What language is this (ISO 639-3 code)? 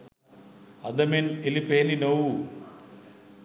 sin